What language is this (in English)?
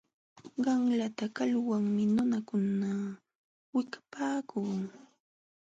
Jauja Wanca Quechua